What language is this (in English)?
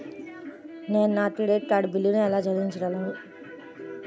Telugu